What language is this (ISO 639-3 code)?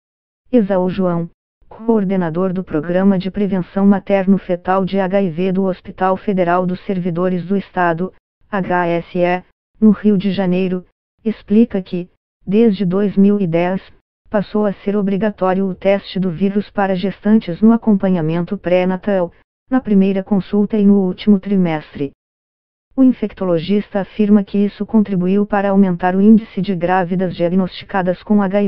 por